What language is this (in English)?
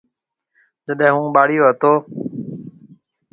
Marwari (Pakistan)